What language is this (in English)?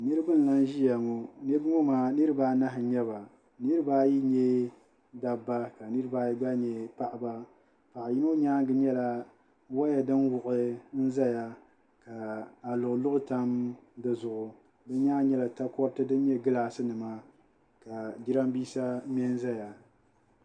Dagbani